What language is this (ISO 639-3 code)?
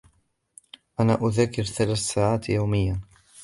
ara